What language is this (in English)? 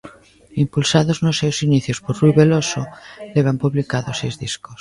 Galician